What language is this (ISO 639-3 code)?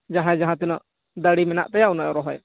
sat